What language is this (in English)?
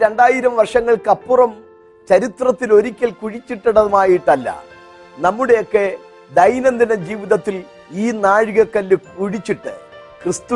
Malayalam